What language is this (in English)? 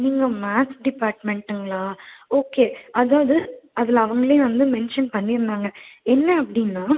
Tamil